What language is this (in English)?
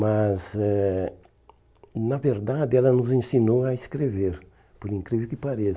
Portuguese